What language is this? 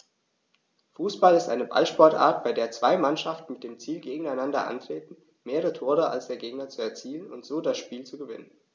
German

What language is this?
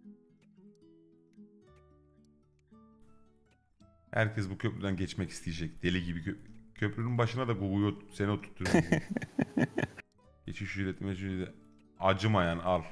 Turkish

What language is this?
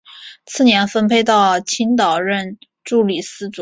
Chinese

